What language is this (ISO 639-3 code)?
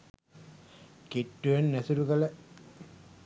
sin